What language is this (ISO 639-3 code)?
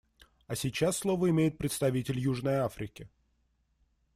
rus